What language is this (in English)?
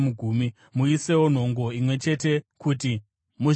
Shona